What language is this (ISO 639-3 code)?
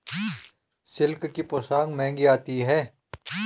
hin